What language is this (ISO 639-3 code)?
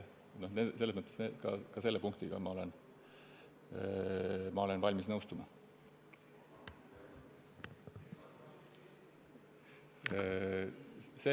est